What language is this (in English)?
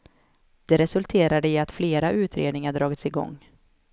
Swedish